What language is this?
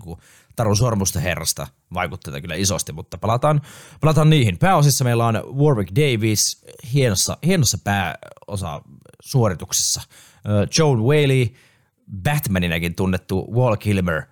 Finnish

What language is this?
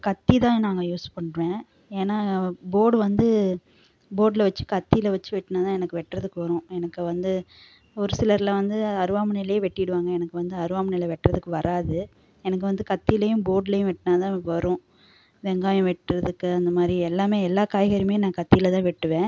Tamil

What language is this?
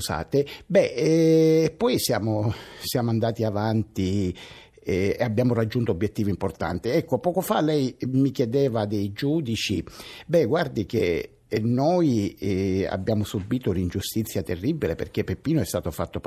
Italian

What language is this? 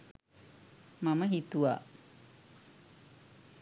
Sinhala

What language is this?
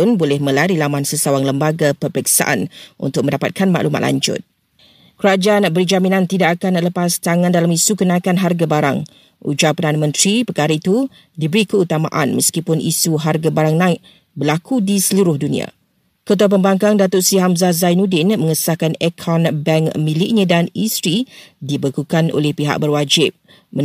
Malay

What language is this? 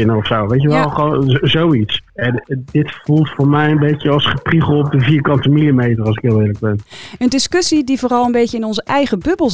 Dutch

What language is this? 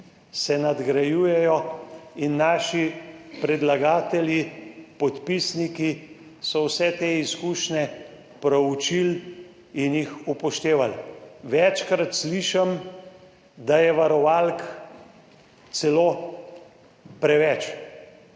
Slovenian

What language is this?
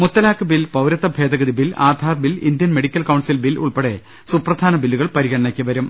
Malayalam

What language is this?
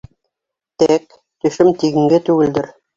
Bashkir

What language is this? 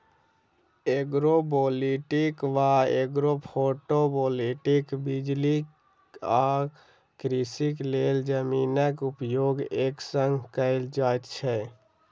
Maithili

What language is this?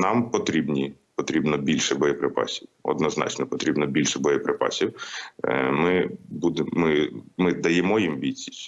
Ukrainian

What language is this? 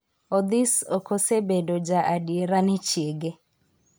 Luo (Kenya and Tanzania)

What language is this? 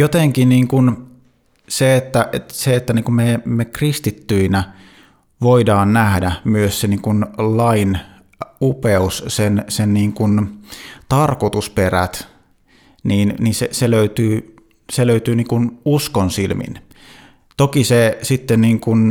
Finnish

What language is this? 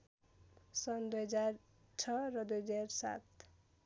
Nepali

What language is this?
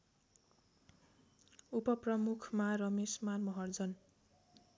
Nepali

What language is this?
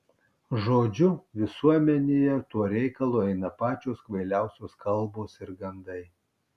Lithuanian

